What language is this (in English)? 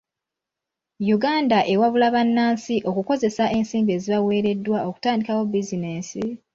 Ganda